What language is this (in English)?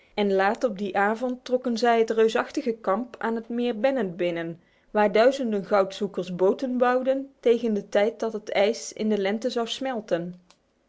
Dutch